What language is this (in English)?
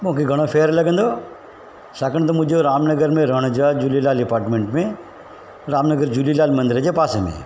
Sindhi